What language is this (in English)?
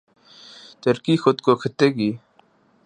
Urdu